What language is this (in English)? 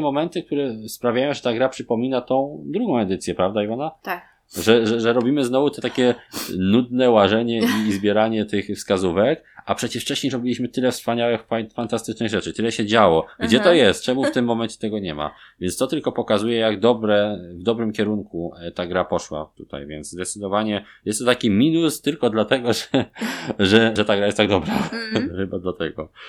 Polish